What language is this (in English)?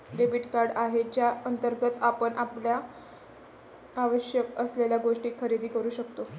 Marathi